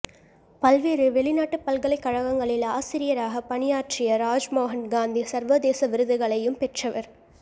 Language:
Tamil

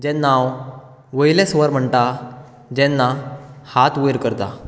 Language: Konkani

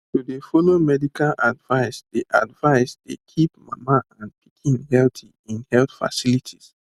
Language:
Nigerian Pidgin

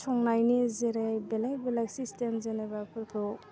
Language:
Bodo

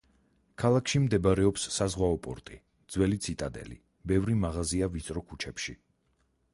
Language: Georgian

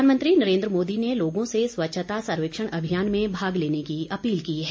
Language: Hindi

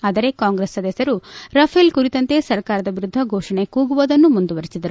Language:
Kannada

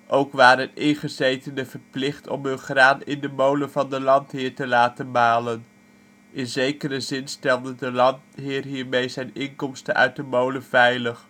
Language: Dutch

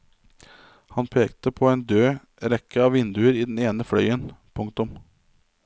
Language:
Norwegian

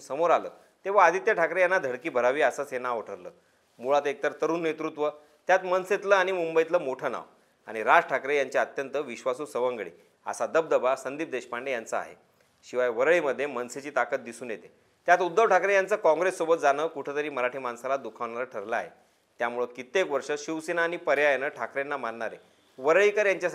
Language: Marathi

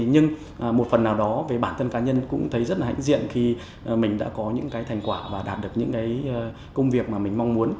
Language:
Vietnamese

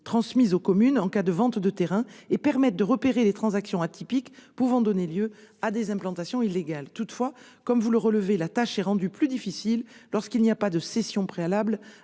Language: French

